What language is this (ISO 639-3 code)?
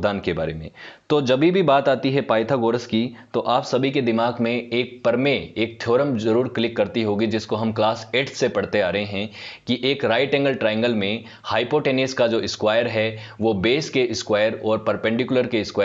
hin